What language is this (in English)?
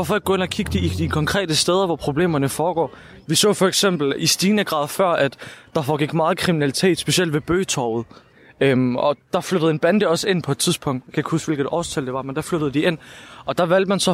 Danish